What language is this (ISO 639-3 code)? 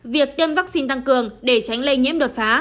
vie